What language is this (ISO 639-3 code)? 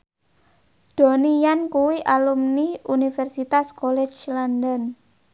jav